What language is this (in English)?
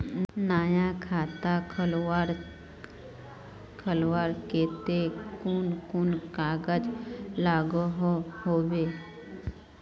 Magahi